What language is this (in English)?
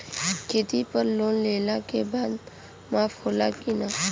Bhojpuri